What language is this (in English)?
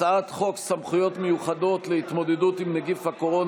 Hebrew